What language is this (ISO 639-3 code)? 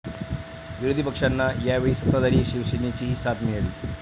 mar